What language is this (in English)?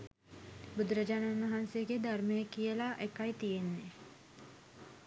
Sinhala